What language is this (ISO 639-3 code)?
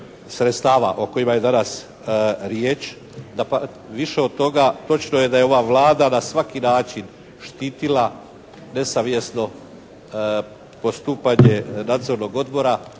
hrv